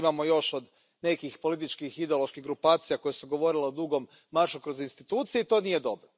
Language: Croatian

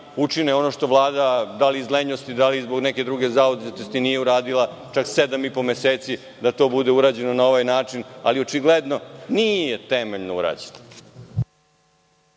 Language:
Serbian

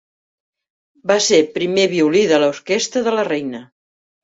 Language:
Catalan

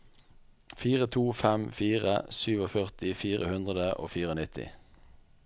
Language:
Norwegian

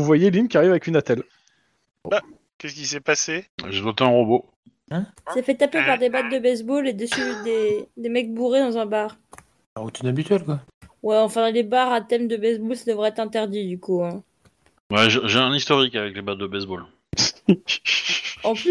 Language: French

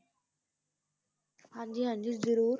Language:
Punjabi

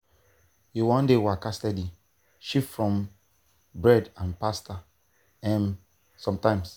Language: Nigerian Pidgin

